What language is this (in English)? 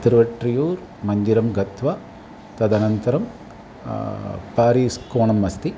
Sanskrit